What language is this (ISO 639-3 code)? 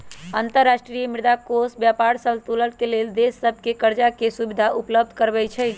mag